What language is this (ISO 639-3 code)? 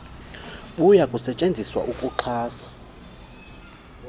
xho